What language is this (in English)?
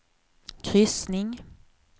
Swedish